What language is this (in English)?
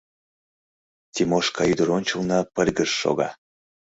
Mari